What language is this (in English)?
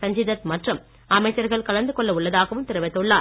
Tamil